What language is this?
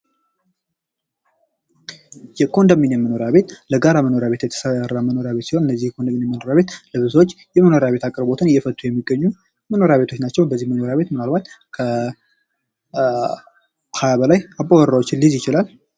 Amharic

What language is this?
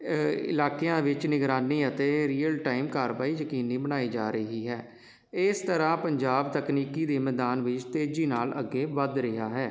Punjabi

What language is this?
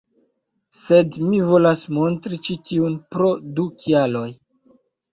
Esperanto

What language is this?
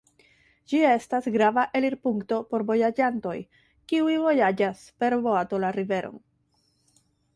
Esperanto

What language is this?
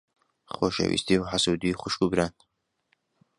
Central Kurdish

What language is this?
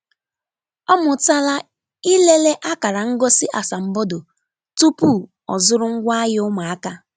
Igbo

